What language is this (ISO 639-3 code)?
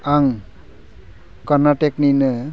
brx